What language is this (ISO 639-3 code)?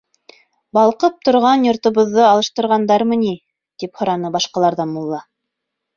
bak